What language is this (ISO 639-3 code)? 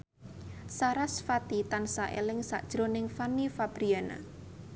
jav